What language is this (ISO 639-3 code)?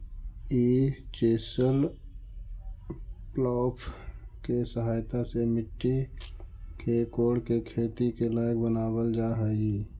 mag